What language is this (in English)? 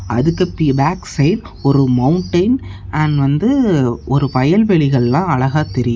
Tamil